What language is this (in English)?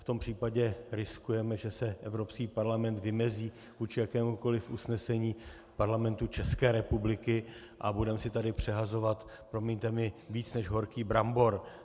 Czech